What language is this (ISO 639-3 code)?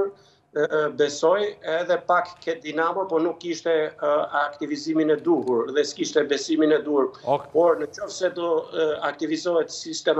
ron